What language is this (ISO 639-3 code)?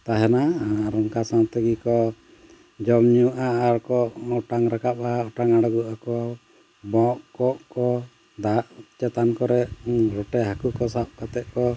sat